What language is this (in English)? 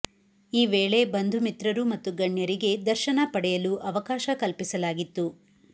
Kannada